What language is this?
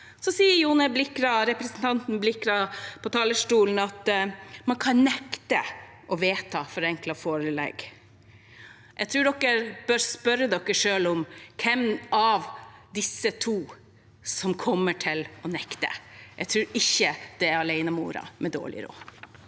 Norwegian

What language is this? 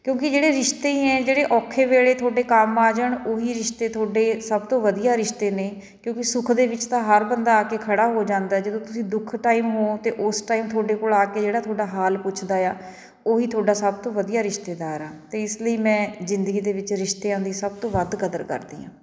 Punjabi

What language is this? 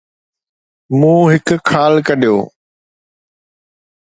Sindhi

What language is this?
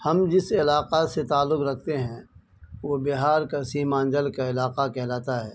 Urdu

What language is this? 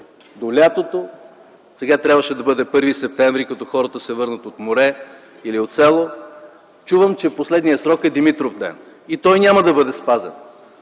Bulgarian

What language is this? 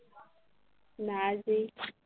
Assamese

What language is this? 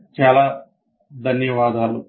Telugu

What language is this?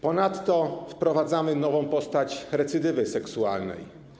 Polish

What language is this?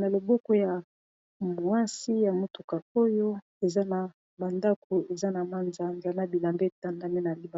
Lingala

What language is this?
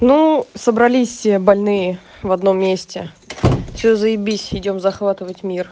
Russian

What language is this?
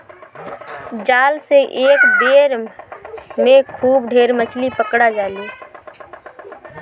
Bhojpuri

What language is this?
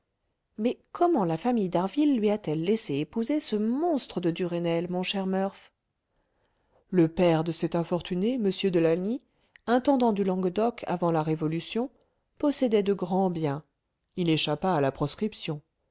French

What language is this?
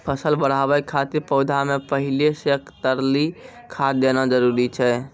Maithili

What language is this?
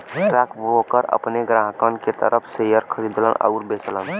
Bhojpuri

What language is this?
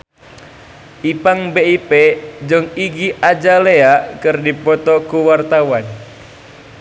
Sundanese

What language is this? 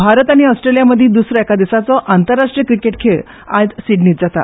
Konkani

